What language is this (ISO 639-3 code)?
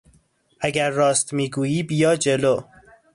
fas